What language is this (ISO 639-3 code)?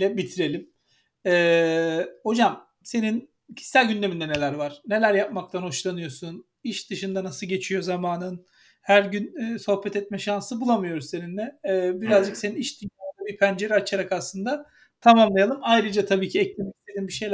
tur